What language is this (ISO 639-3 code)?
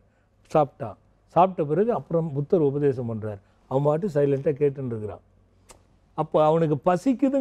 ron